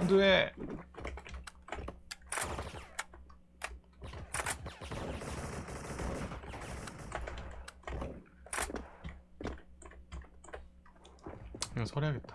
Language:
Korean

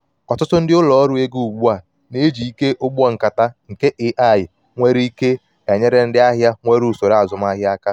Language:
Igbo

